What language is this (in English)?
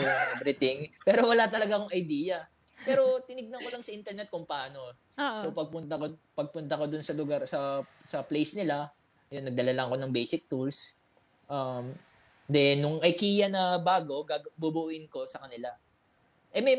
Filipino